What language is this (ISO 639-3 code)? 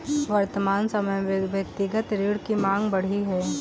hin